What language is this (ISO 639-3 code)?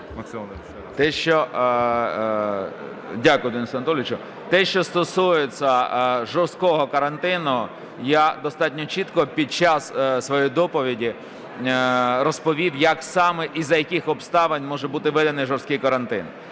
ukr